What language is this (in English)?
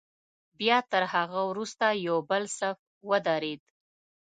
Pashto